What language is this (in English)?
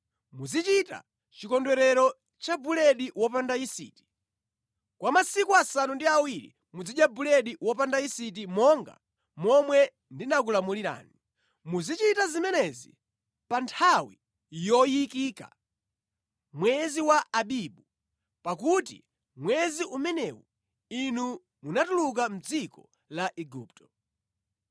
Nyanja